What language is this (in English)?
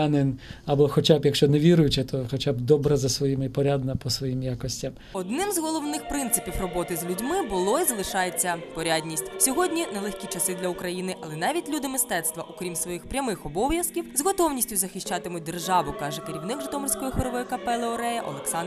Ukrainian